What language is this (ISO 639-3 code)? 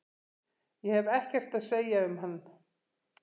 isl